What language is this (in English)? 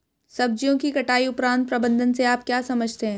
Hindi